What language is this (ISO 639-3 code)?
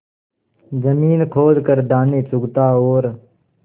hin